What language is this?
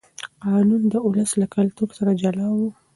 Pashto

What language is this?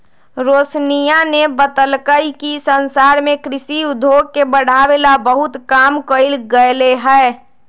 Magahi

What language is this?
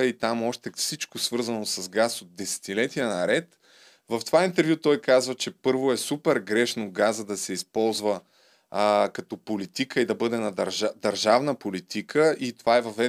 Bulgarian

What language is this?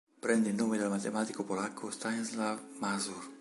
Italian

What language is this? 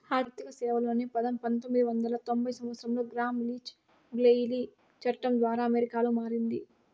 Telugu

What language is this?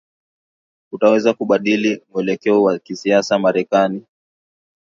Swahili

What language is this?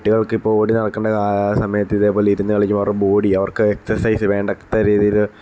Malayalam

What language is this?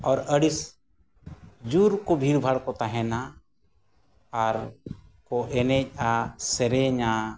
Santali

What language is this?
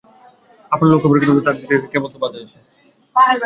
Bangla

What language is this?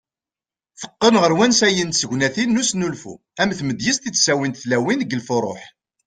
Kabyle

